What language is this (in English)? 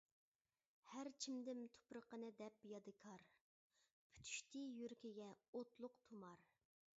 Uyghur